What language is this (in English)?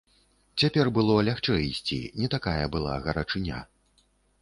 Belarusian